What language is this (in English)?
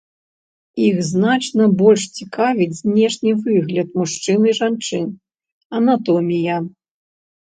Belarusian